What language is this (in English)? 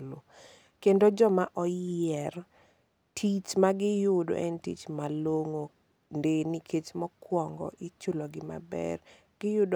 Luo (Kenya and Tanzania)